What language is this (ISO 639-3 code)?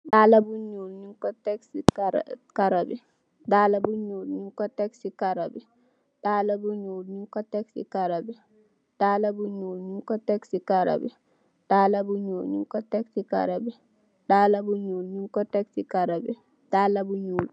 wol